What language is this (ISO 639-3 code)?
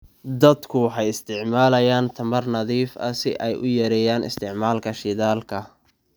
som